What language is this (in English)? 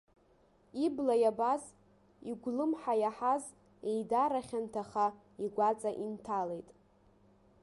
Abkhazian